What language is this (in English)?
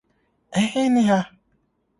Akan